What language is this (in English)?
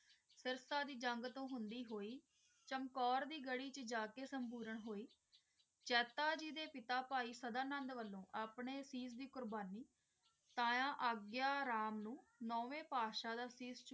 Punjabi